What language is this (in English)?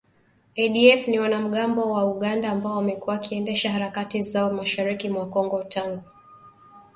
Swahili